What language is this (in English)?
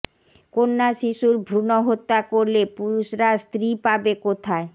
Bangla